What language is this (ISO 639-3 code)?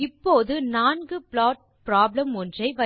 tam